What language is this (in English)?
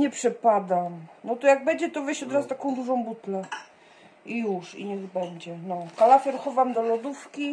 Polish